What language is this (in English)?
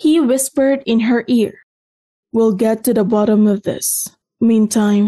Filipino